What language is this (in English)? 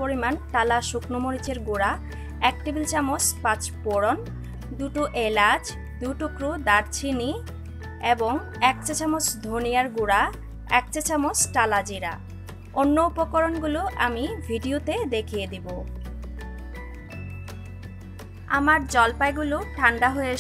Hindi